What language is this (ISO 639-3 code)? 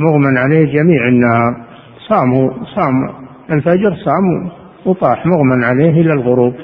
ara